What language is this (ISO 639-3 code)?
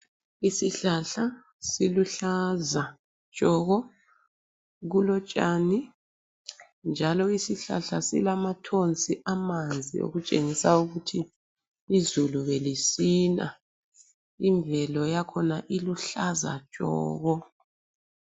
nde